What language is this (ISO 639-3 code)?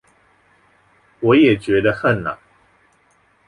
zho